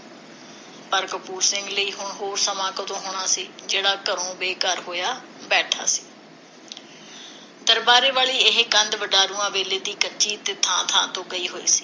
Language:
Punjabi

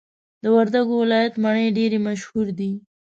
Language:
Pashto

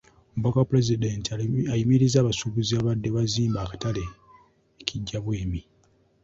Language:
Ganda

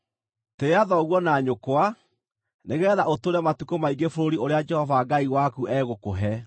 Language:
Kikuyu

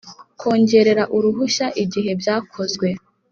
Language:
Kinyarwanda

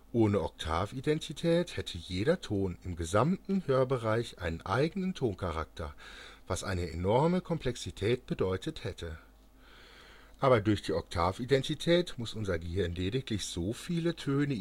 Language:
German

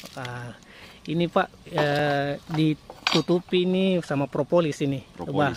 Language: Indonesian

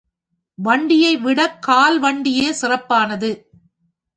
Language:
Tamil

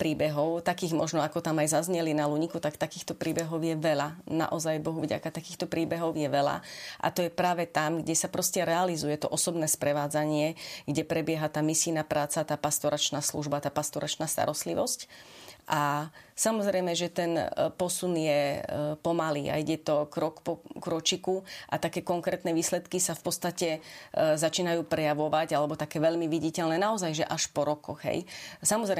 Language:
Slovak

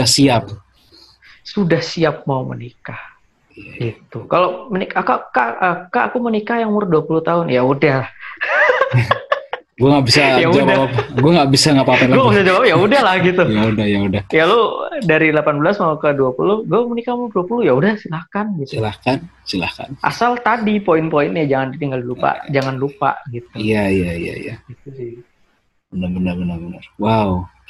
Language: Indonesian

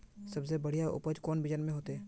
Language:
Magahi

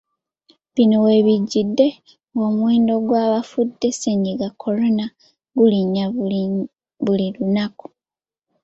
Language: Ganda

